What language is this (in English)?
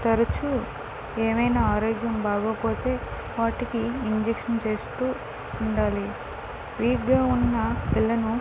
Telugu